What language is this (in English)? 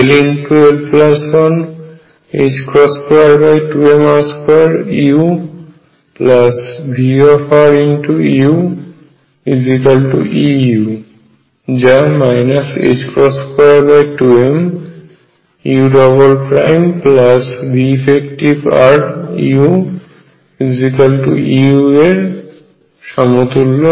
Bangla